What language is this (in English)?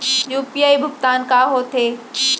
Chhattisgarhi